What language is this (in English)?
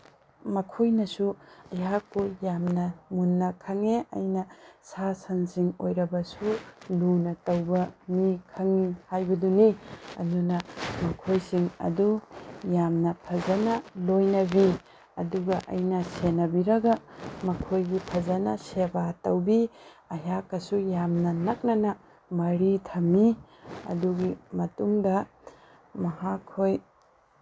Manipuri